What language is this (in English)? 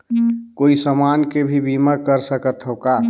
Chhattisgarhi